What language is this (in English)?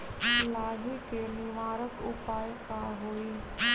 Magahi